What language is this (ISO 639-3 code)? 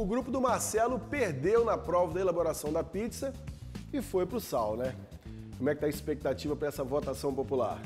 por